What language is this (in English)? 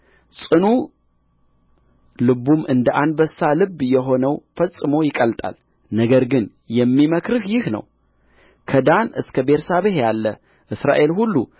Amharic